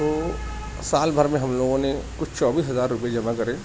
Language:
Urdu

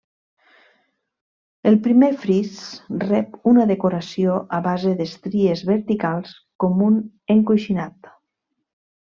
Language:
Catalan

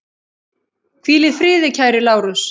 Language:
Icelandic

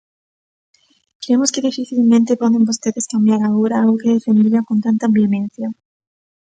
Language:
Galician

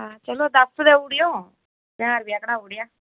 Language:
Dogri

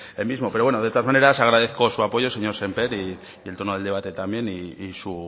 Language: Spanish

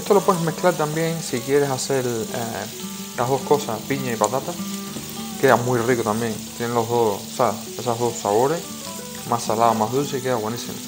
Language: Spanish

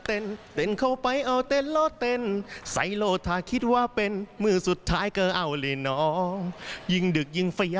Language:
Thai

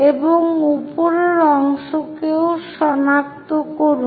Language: Bangla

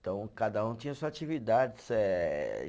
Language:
Portuguese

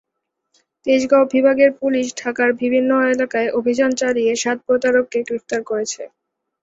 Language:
Bangla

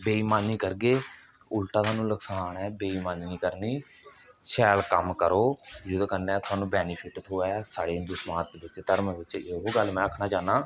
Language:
Dogri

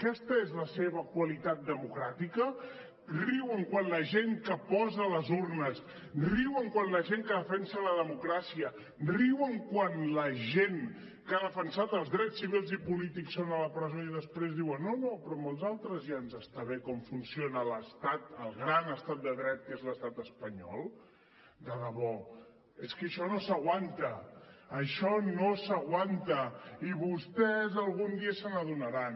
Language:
Catalan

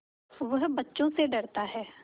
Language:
Hindi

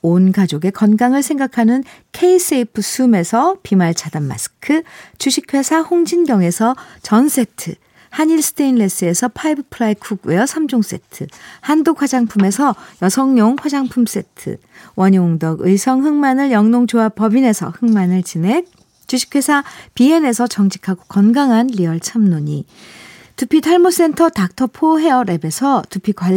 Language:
Korean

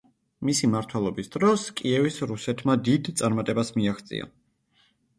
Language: Georgian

